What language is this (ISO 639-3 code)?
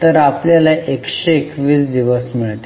mar